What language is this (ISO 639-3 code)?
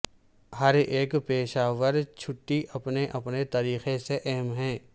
urd